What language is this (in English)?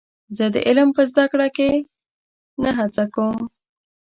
Pashto